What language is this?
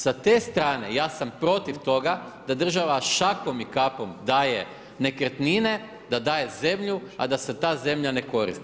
Croatian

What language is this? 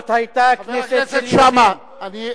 Hebrew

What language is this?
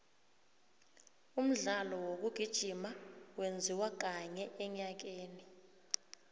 South Ndebele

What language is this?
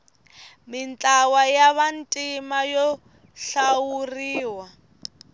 Tsonga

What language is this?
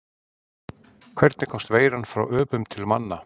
Icelandic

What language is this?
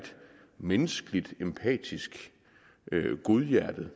Danish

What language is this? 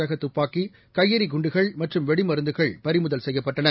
Tamil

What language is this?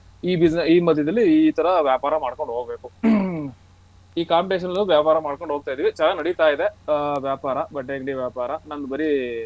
Kannada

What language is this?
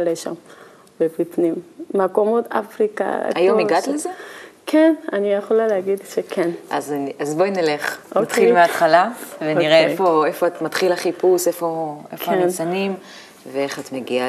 Hebrew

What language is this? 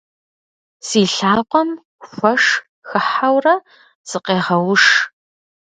Kabardian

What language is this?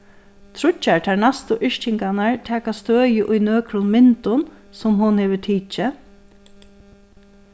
Faroese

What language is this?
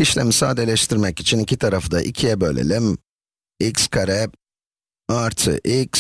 Turkish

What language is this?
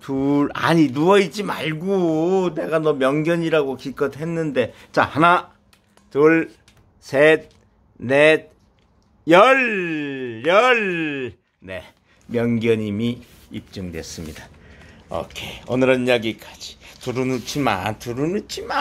Korean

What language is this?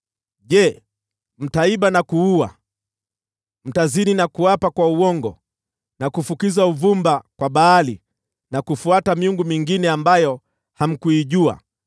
Swahili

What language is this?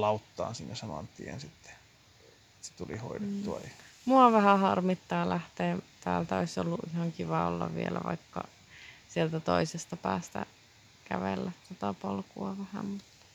Finnish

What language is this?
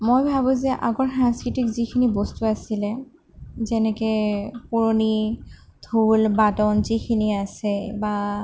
Assamese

